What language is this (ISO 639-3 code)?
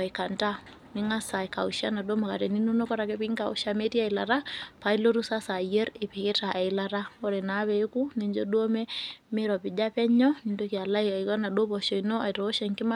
mas